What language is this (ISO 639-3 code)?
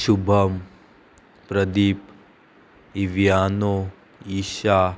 kok